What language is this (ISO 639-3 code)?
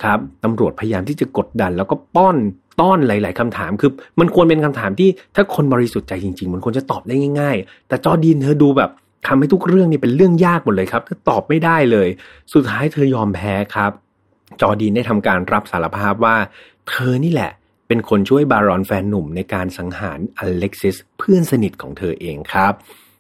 tha